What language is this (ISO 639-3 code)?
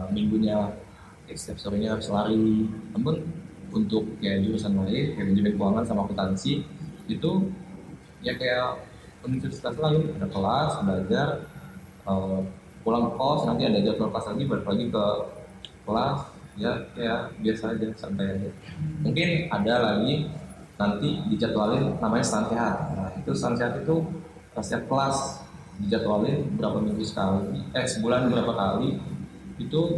ind